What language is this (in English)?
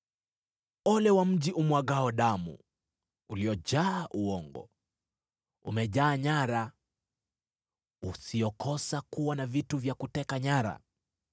Swahili